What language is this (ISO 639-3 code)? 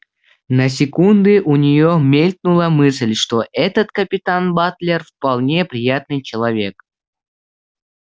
rus